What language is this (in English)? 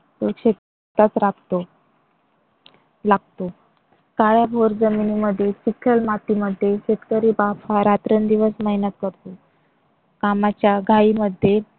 Marathi